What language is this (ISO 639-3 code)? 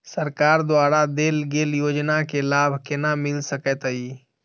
mai